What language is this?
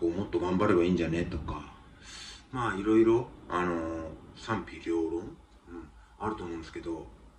Japanese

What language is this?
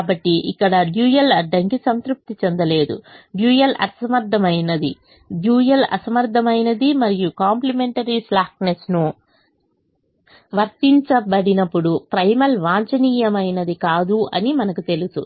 Telugu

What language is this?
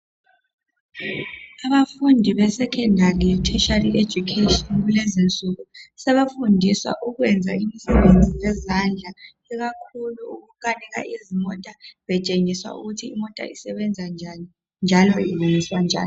North Ndebele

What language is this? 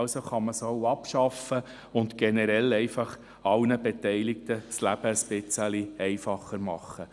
Swiss German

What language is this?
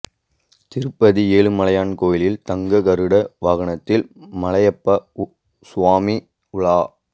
Tamil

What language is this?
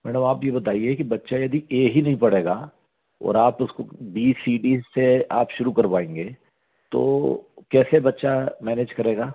Hindi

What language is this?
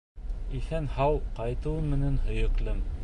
Bashkir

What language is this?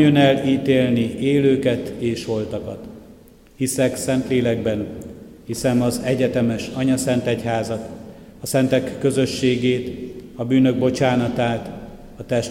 Hungarian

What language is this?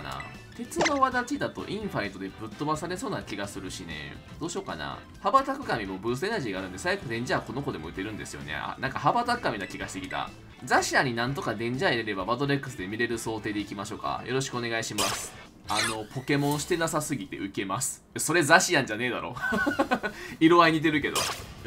Japanese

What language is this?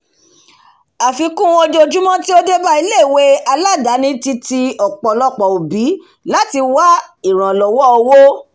Yoruba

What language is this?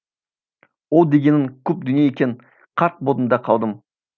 Kazakh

